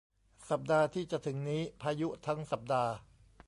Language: Thai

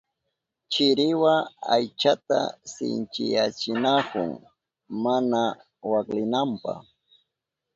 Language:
Southern Pastaza Quechua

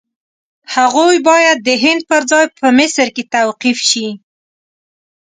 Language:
Pashto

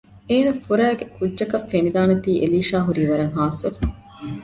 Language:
Divehi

